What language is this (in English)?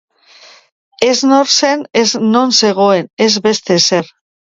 Basque